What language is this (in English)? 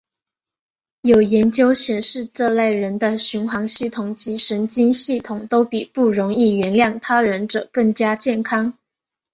Chinese